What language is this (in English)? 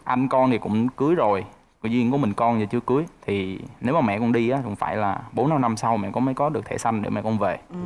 Vietnamese